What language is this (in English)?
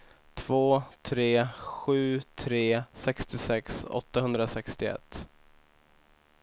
Swedish